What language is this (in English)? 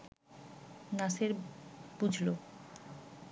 Bangla